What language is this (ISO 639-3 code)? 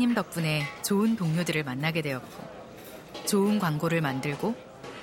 kor